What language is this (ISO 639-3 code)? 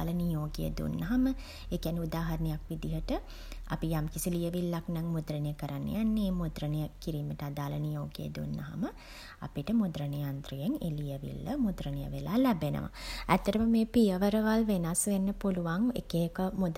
sin